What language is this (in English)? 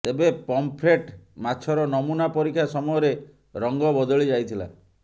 Odia